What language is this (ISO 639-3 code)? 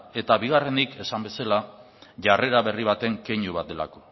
eus